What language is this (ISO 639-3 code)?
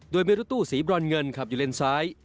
tha